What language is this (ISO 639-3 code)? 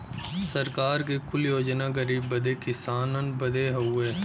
bho